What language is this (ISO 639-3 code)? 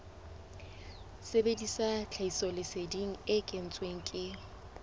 sot